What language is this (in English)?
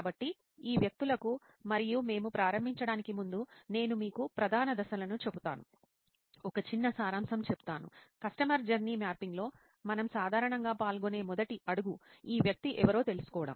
Telugu